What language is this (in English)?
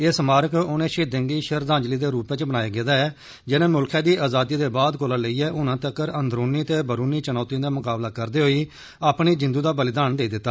Dogri